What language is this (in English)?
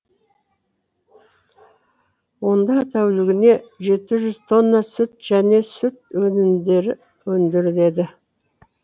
Kazakh